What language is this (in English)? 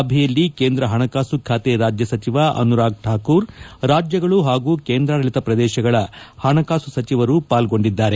Kannada